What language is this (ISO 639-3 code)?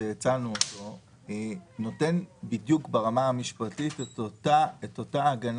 heb